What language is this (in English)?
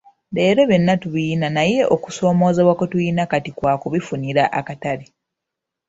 Ganda